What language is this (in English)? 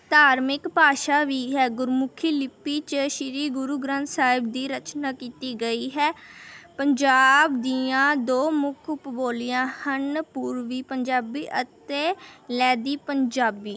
Punjabi